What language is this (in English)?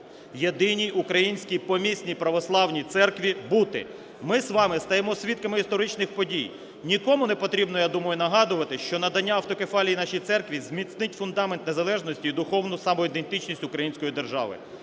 Ukrainian